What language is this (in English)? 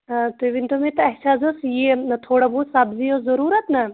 Kashmiri